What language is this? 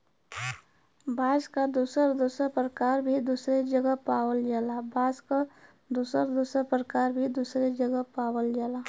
Bhojpuri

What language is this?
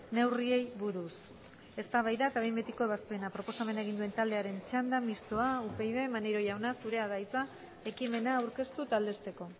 Basque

